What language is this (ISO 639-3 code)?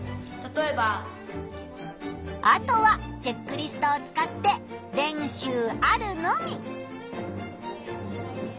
jpn